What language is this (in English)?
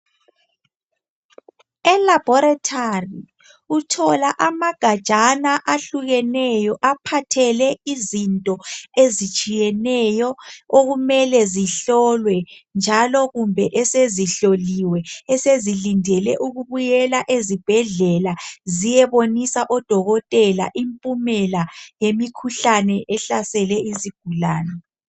North Ndebele